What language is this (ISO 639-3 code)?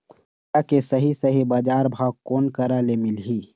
hne